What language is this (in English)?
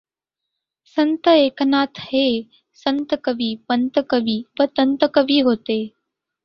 Marathi